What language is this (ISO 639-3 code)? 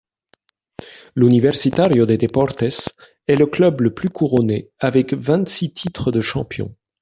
fra